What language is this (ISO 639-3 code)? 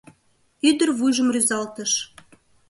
chm